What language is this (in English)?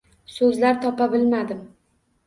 Uzbek